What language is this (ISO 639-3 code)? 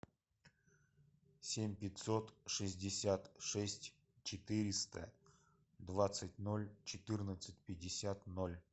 rus